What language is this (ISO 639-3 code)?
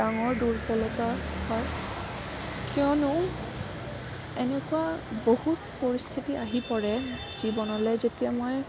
asm